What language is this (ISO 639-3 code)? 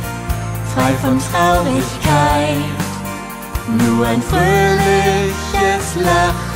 tha